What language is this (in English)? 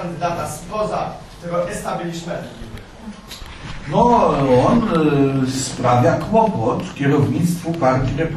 Polish